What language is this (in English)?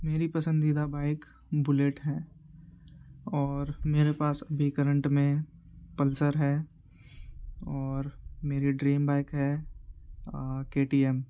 Urdu